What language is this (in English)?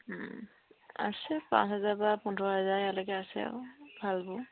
Assamese